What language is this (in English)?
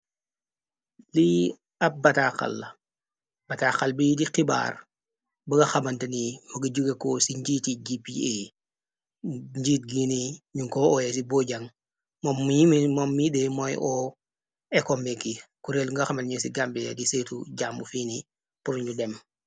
Wolof